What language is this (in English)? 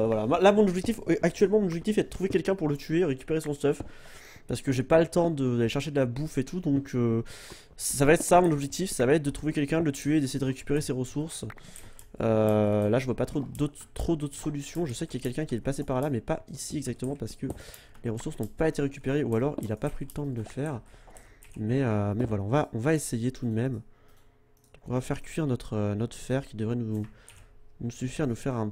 French